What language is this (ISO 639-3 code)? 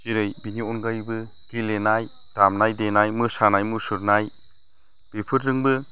brx